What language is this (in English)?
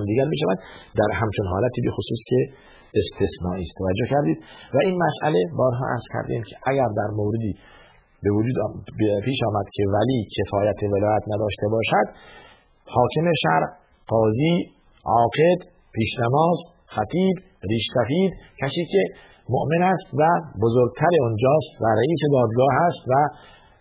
Persian